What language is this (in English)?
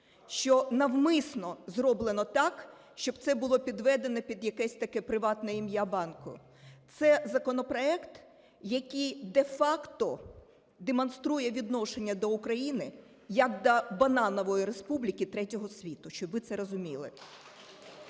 Ukrainian